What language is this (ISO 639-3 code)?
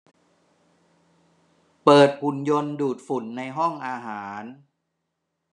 tha